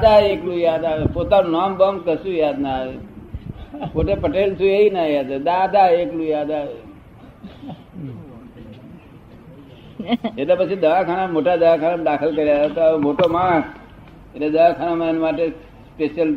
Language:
Gujarati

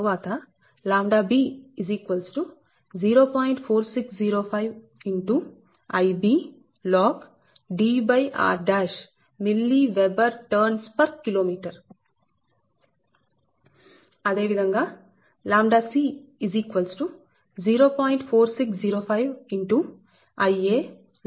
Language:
Telugu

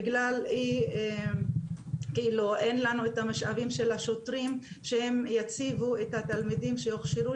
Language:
Hebrew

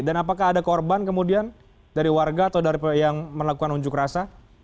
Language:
Indonesian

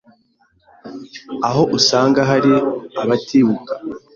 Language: Kinyarwanda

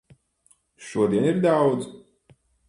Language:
Latvian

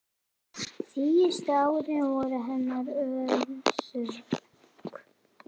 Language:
Icelandic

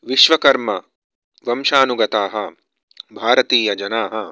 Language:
Sanskrit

